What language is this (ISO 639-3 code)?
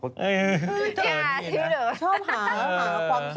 tha